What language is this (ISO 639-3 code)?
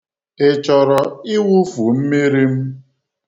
ibo